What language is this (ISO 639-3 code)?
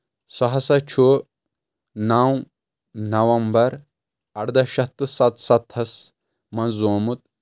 kas